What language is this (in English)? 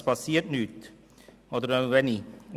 Swiss German